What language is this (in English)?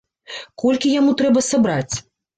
Belarusian